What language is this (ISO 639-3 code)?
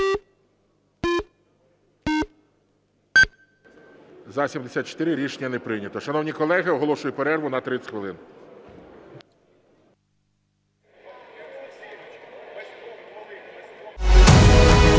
ukr